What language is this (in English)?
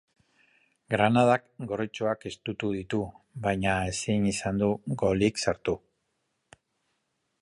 Basque